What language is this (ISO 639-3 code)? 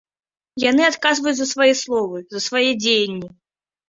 bel